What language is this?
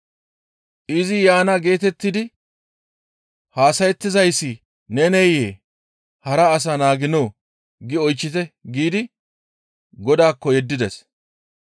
Gamo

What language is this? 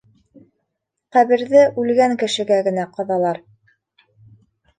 Bashkir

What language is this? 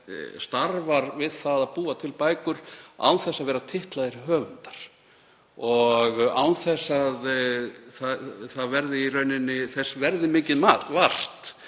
Icelandic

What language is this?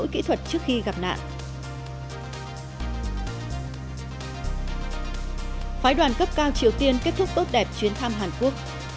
Vietnamese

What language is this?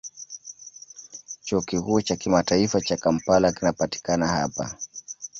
Swahili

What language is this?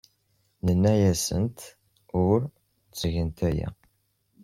Kabyle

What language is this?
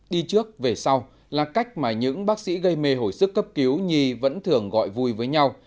Vietnamese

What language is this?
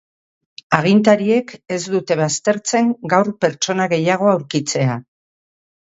Basque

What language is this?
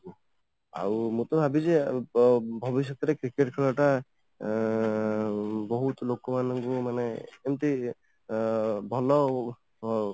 Odia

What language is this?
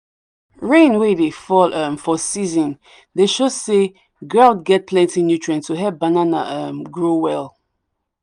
Nigerian Pidgin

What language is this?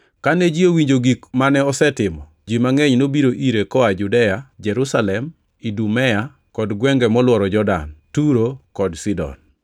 Luo (Kenya and Tanzania)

